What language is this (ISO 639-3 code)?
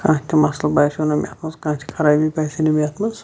kas